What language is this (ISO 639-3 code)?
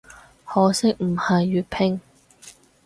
yue